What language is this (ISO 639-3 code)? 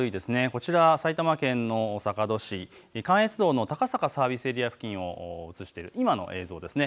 jpn